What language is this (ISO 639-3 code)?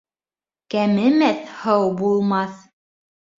bak